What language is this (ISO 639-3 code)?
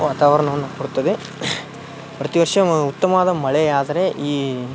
kan